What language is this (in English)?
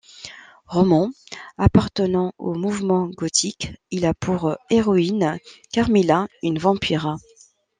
French